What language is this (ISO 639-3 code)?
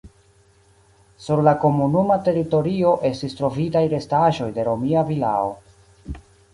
epo